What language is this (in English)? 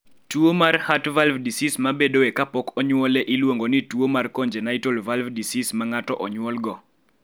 Luo (Kenya and Tanzania)